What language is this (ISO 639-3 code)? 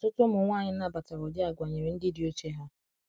ibo